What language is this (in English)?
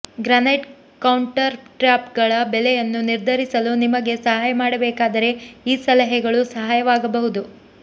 Kannada